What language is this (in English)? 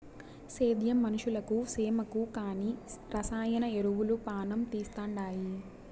Telugu